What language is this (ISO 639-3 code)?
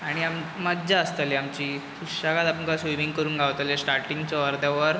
kok